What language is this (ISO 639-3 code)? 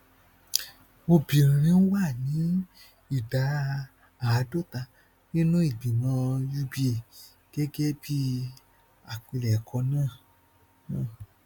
yor